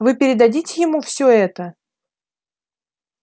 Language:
Russian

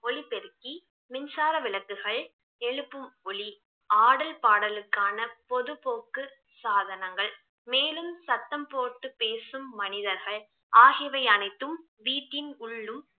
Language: Tamil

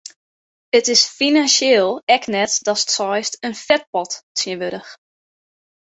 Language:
Western Frisian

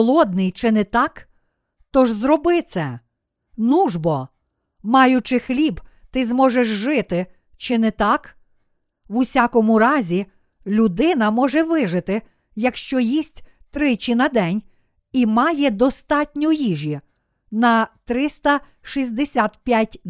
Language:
Ukrainian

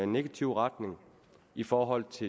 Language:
Danish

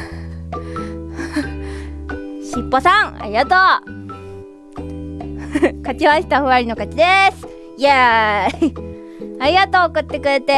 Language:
Japanese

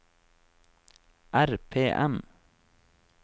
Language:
Norwegian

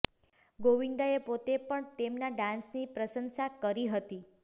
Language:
Gujarati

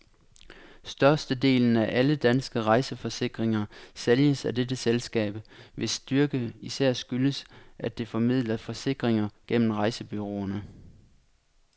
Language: Danish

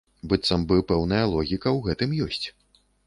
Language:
Belarusian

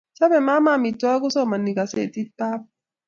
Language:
Kalenjin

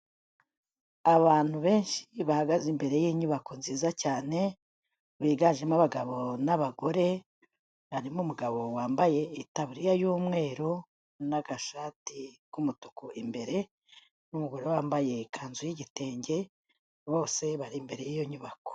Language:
Kinyarwanda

